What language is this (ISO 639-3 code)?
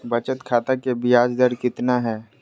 mag